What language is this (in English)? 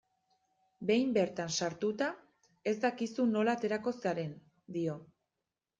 Basque